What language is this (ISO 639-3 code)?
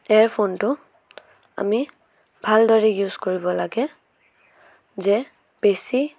asm